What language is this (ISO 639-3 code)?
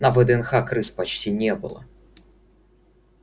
rus